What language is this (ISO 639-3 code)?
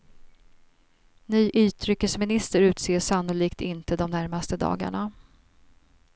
swe